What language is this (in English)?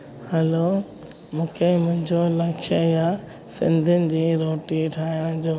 Sindhi